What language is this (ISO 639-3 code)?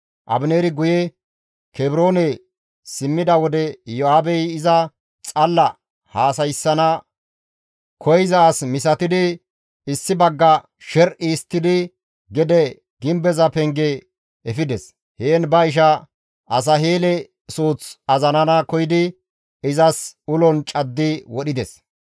gmv